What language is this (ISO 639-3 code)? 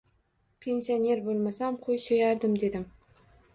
uzb